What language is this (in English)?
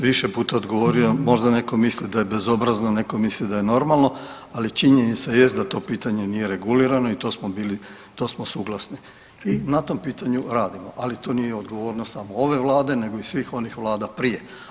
Croatian